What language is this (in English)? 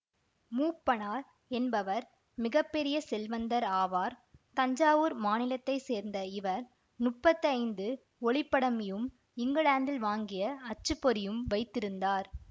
Tamil